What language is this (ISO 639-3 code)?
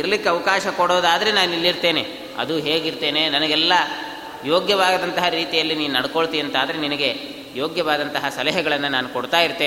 kan